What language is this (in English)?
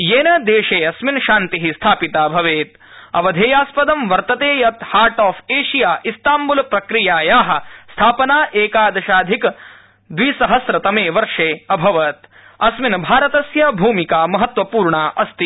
Sanskrit